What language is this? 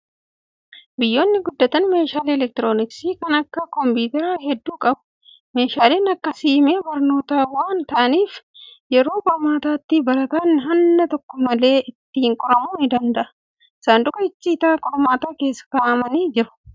Oromo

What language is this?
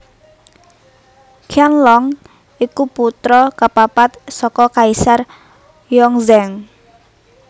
Javanese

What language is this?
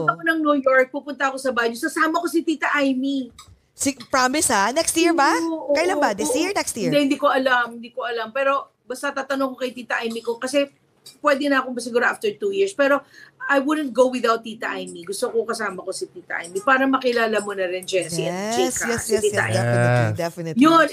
Filipino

